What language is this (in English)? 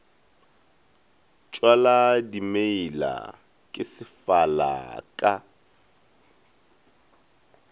Northern Sotho